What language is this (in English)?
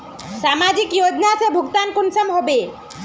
Magahi